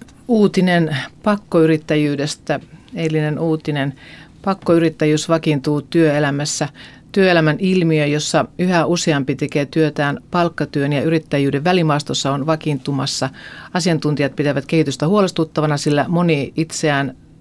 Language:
Finnish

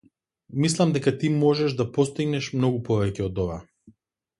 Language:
Macedonian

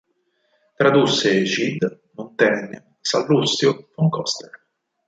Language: Italian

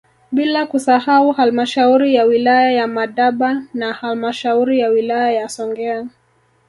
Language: Swahili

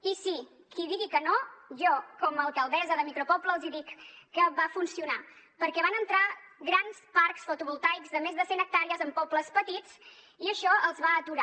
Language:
Catalan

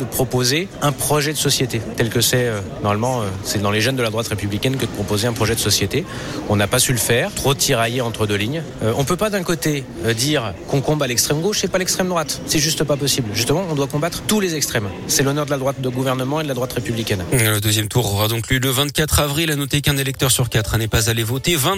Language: French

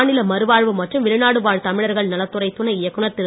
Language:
Tamil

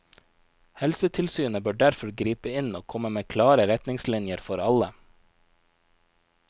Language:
Norwegian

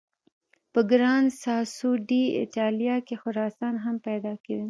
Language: Pashto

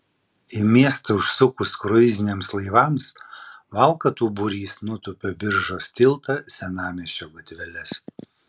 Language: Lithuanian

